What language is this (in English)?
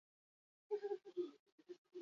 Basque